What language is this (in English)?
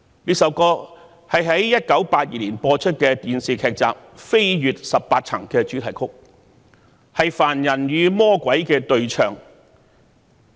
Cantonese